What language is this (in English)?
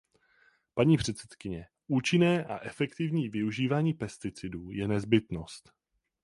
Czech